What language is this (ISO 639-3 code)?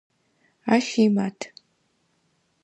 ady